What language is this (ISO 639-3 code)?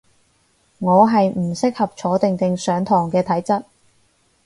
yue